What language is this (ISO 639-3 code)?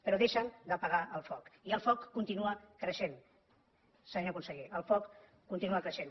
cat